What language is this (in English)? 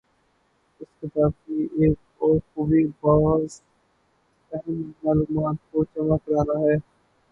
Urdu